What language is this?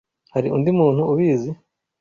Kinyarwanda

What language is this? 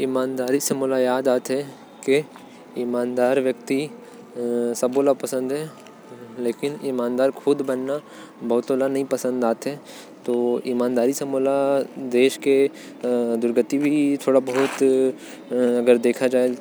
Korwa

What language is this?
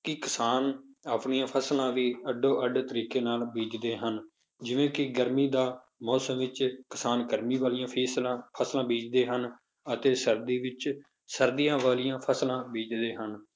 Punjabi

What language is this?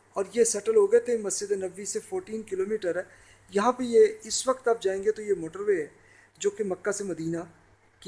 Urdu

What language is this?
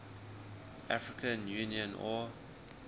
English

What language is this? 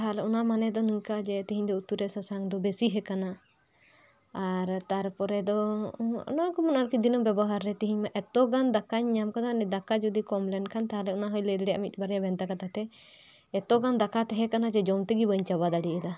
Santali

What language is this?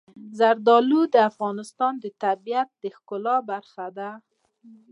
Pashto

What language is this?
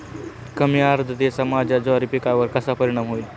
Marathi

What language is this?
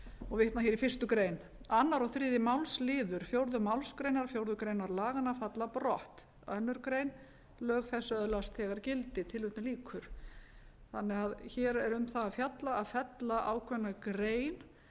Icelandic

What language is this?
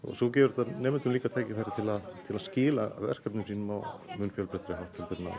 Icelandic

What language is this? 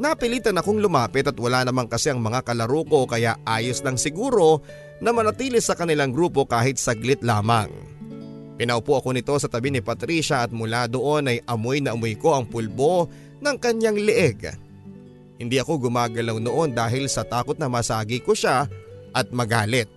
Filipino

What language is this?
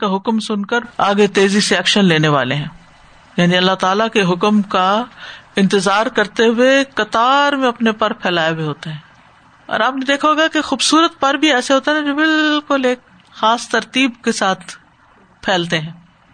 Urdu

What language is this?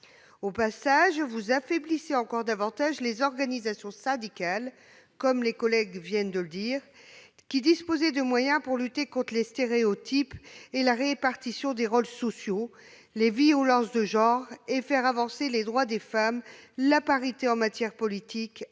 French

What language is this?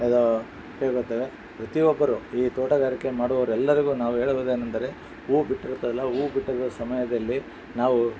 Kannada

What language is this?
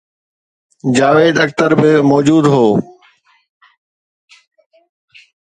Sindhi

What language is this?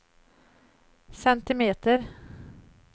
Swedish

